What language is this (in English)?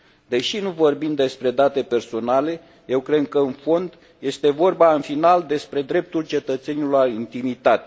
Romanian